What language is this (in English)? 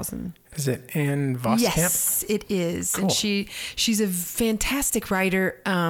English